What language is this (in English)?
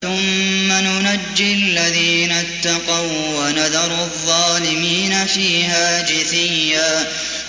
Arabic